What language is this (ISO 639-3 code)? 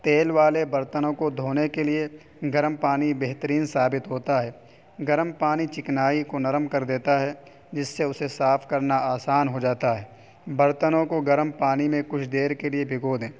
urd